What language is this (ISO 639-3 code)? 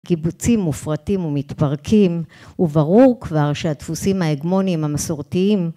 heb